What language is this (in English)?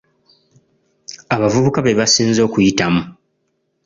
Ganda